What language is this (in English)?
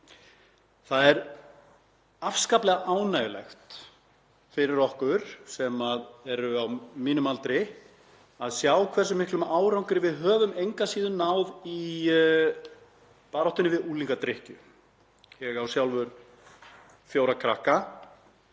Icelandic